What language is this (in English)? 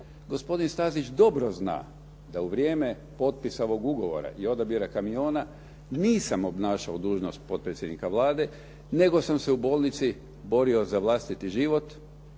Croatian